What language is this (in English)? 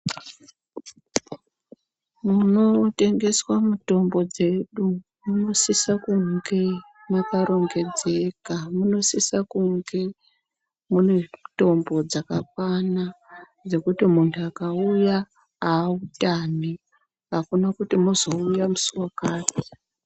Ndau